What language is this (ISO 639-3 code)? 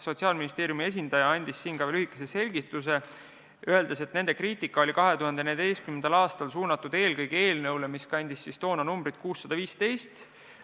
est